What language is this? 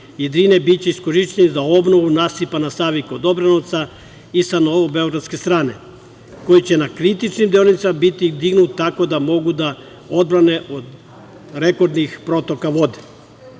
Serbian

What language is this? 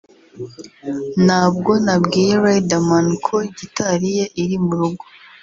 Kinyarwanda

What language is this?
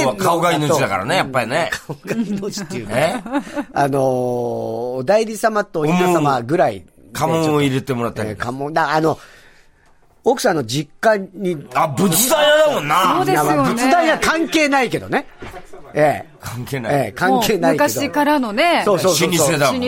Japanese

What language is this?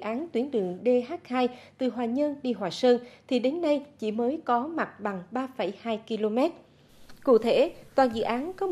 Vietnamese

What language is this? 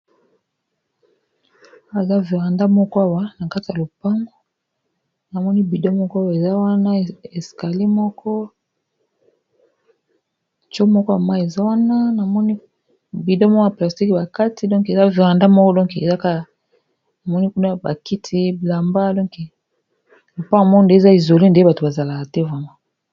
Lingala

